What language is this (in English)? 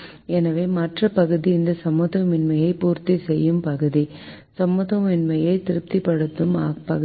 Tamil